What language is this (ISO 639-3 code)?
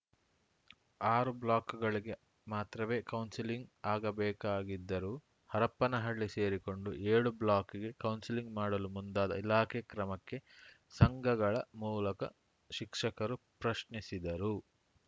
kan